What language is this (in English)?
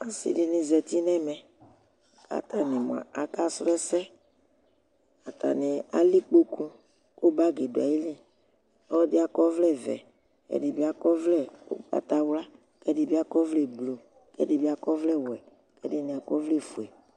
Ikposo